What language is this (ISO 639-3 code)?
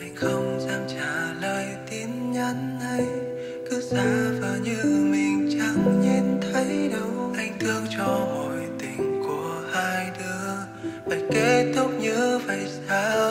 vie